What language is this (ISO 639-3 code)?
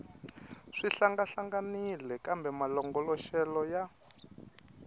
tso